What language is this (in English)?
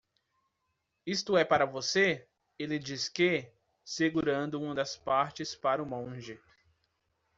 Portuguese